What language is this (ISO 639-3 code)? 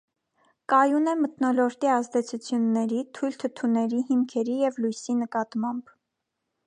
hye